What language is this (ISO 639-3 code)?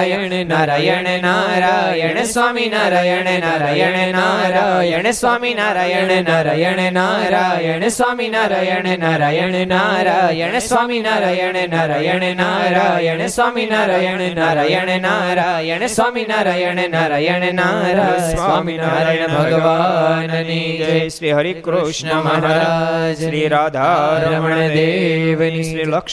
guj